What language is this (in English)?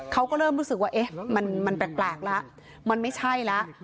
Thai